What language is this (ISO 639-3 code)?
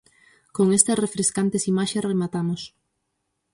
glg